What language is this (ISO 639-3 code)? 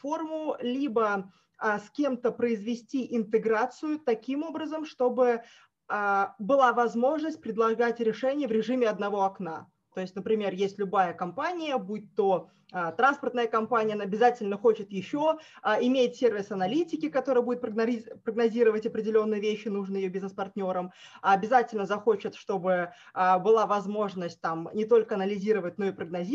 rus